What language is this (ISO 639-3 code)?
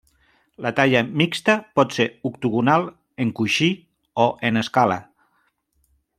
cat